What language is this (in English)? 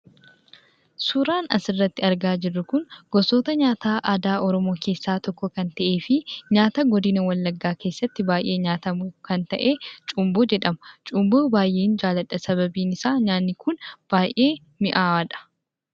Oromo